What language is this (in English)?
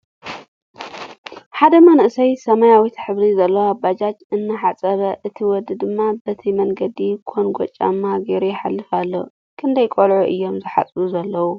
Tigrinya